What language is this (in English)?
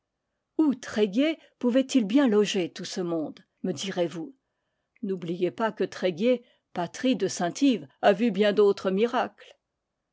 French